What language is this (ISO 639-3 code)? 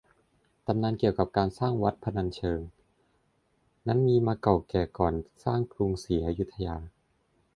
tha